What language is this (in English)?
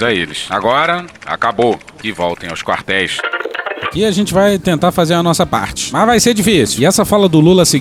Portuguese